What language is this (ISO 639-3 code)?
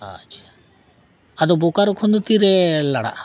sat